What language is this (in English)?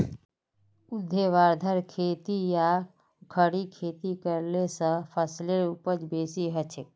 Magahi